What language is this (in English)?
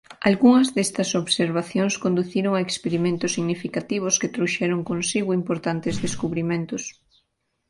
Galician